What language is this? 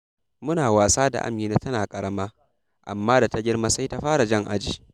Hausa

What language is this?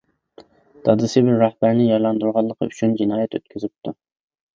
Uyghur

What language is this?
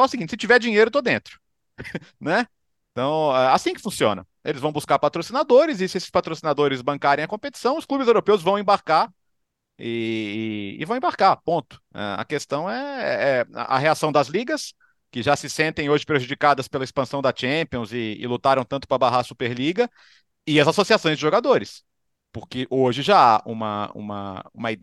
Portuguese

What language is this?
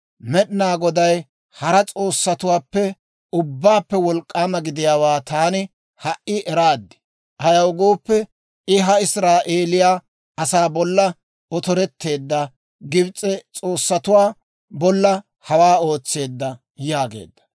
Dawro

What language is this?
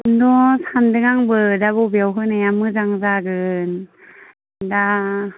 Bodo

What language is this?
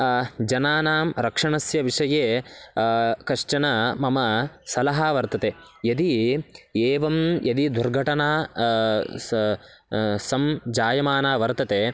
Sanskrit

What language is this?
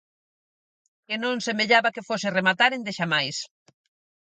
Galician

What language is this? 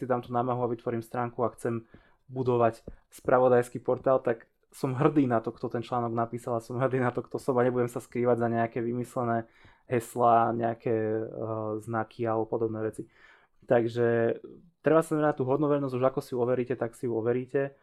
Slovak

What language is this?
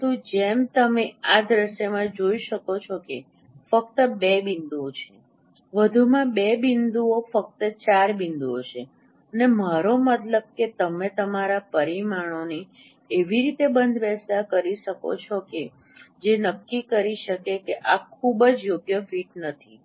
Gujarati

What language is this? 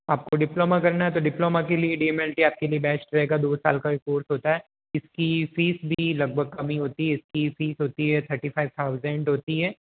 Hindi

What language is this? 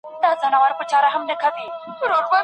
Pashto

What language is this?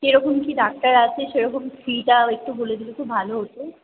Bangla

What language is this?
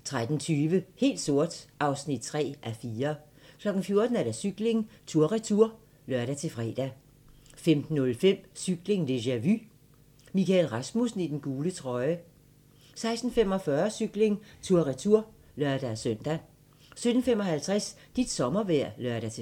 Danish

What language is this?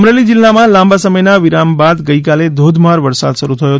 Gujarati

